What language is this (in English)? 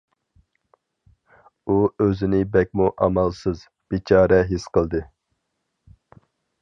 Uyghur